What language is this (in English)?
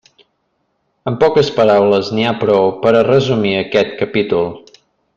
Catalan